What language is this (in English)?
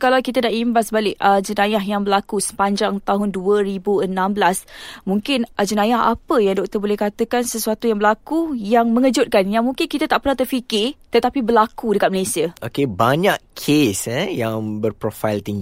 Malay